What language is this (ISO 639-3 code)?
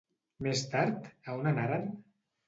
cat